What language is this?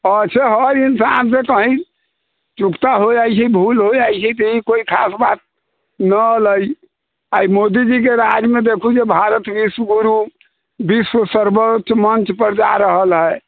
Maithili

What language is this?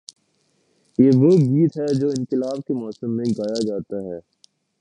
Urdu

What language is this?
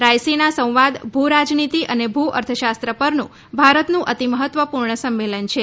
Gujarati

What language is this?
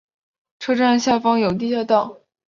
Chinese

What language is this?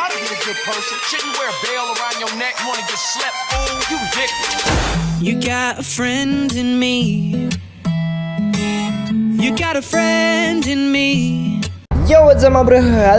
Indonesian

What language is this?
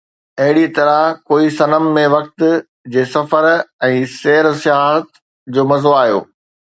Sindhi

